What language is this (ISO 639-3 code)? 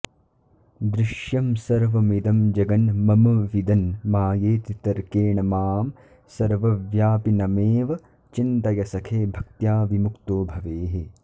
san